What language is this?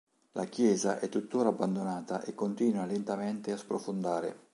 Italian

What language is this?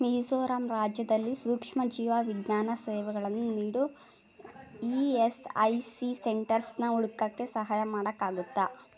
Kannada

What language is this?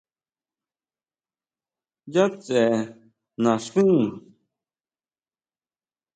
Huautla Mazatec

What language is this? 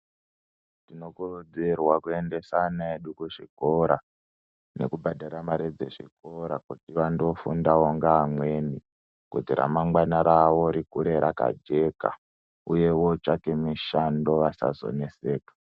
Ndau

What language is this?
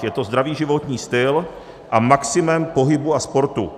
Czech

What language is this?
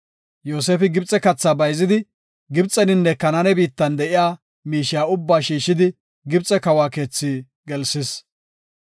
Gofa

